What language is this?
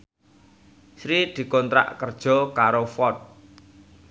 Javanese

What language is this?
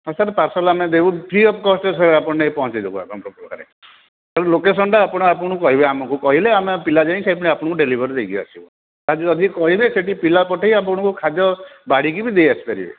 Odia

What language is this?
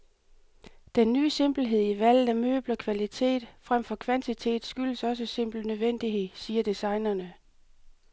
Danish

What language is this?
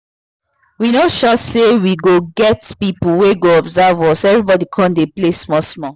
Nigerian Pidgin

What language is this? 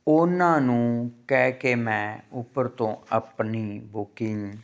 Punjabi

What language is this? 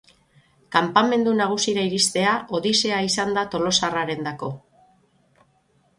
Basque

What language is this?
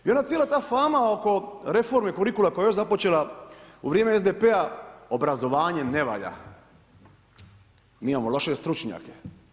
Croatian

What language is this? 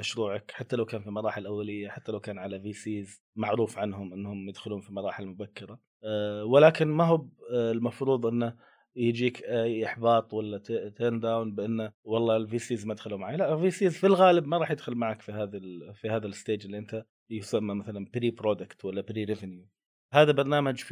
Arabic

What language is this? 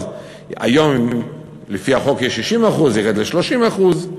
Hebrew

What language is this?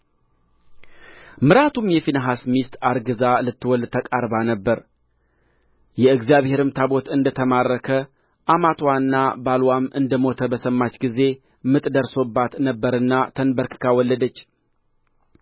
Amharic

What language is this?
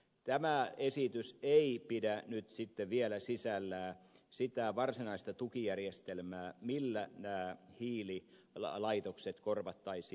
Finnish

